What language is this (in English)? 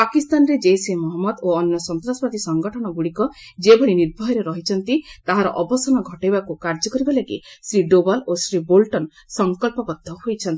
Odia